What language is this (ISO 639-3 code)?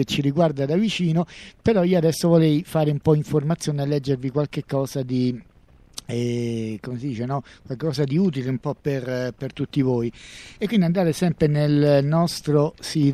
ita